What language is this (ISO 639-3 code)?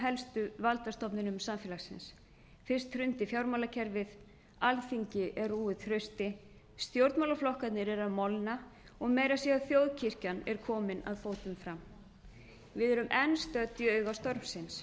isl